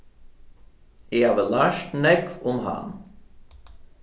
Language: Faroese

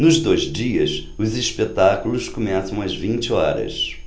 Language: Portuguese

